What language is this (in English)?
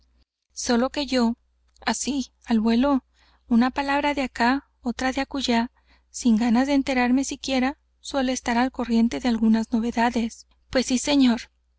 Spanish